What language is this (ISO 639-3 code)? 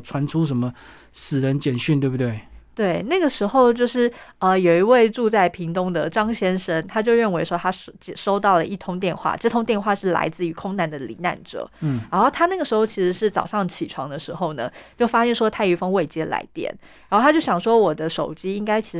zho